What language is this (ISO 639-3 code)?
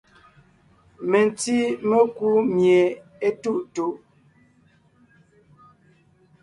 nnh